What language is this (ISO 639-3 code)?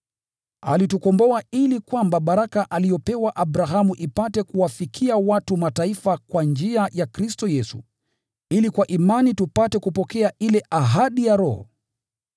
swa